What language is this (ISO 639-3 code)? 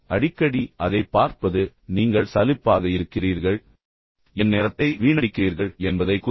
tam